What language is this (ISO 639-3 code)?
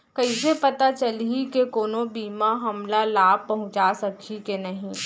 hne